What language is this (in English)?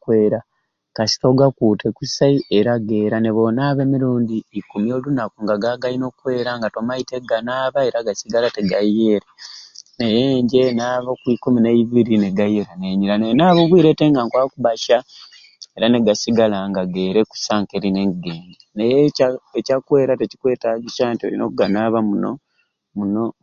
Ruuli